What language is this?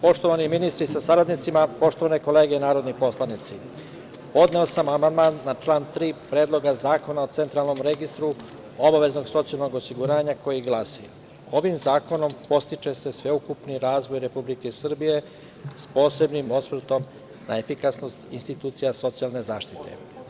Serbian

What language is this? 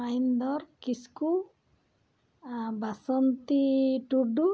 Santali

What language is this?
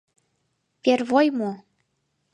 Mari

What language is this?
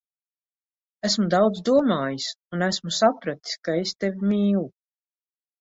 Latvian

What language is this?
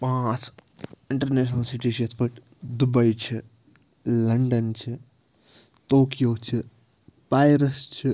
Kashmiri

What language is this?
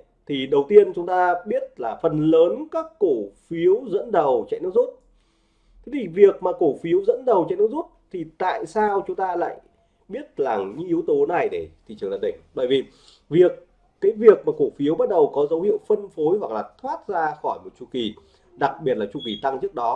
Vietnamese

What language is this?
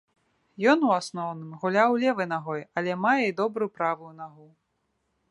Belarusian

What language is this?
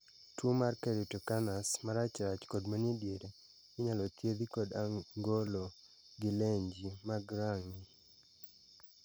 Luo (Kenya and Tanzania)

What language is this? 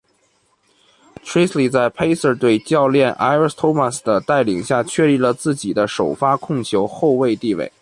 Chinese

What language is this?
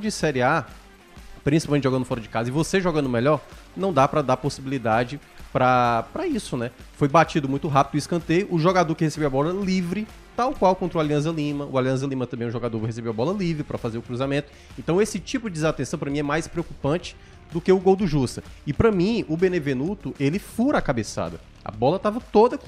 Portuguese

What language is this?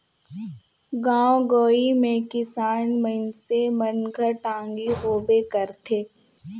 Chhattisgarhi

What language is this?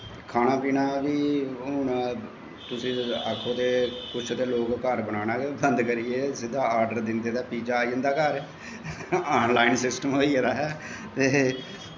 Dogri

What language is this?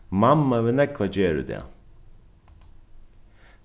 Faroese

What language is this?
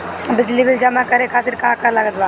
Bhojpuri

